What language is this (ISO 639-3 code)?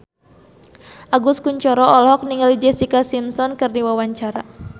sun